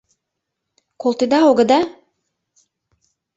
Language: Mari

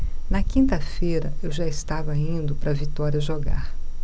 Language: Portuguese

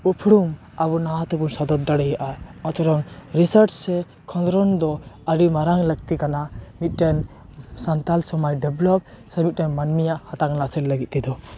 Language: Santali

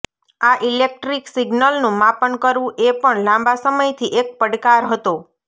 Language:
Gujarati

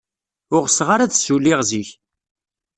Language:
Kabyle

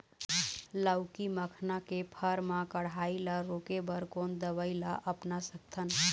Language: Chhattisgarhi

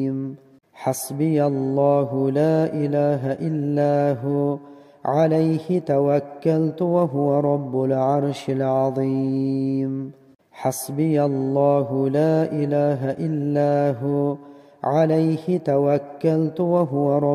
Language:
Arabic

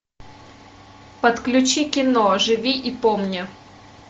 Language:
Russian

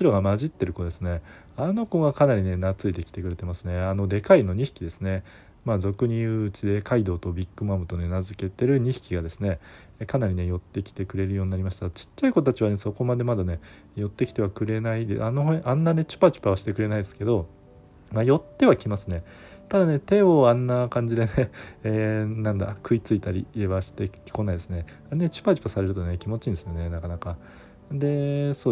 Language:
Japanese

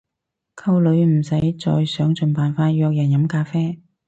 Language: Cantonese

